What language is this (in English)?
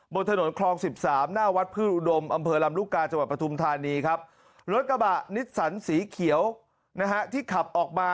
Thai